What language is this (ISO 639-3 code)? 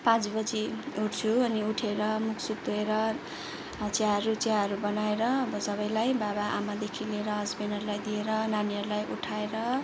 nep